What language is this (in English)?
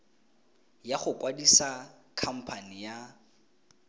Tswana